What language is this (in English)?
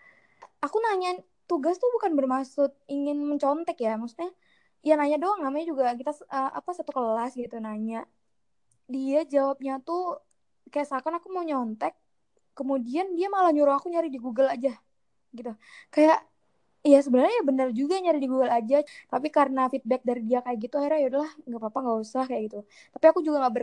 Indonesian